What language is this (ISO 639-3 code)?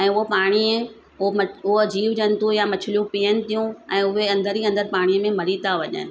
snd